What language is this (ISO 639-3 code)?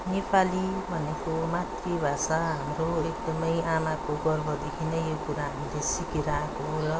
nep